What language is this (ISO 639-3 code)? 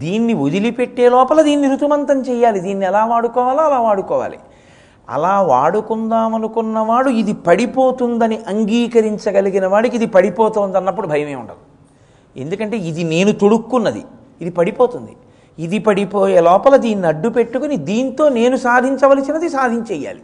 tel